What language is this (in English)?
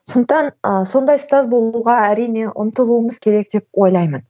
Kazakh